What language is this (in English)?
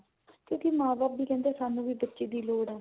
Punjabi